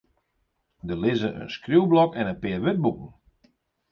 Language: Western Frisian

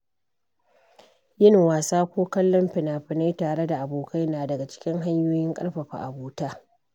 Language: Hausa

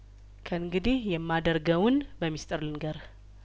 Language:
Amharic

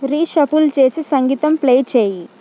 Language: Telugu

